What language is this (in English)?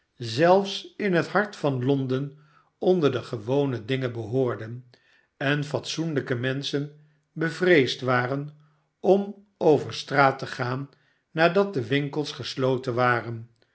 Dutch